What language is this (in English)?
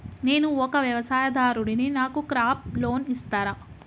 Telugu